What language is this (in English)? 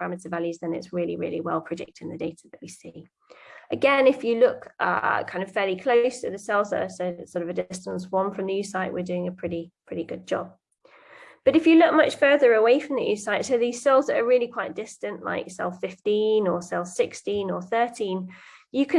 English